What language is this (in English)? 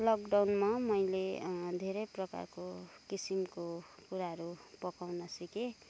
Nepali